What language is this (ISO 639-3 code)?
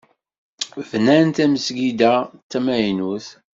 kab